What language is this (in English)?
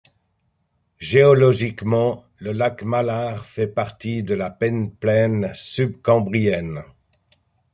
French